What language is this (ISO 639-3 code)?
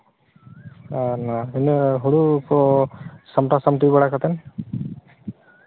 sat